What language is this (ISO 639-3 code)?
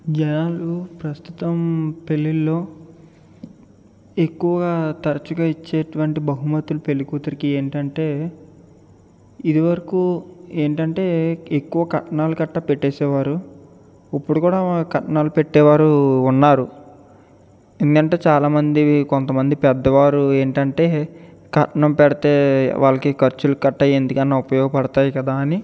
tel